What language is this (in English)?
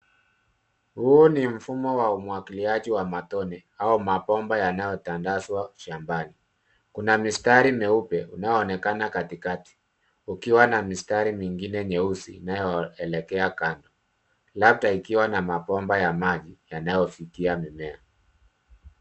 Swahili